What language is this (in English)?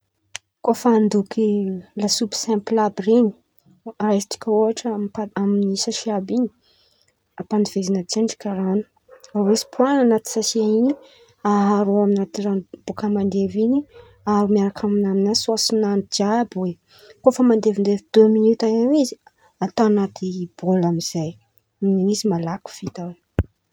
Antankarana Malagasy